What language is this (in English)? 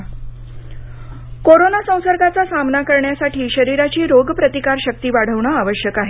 Marathi